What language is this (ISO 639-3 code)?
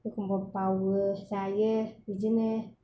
brx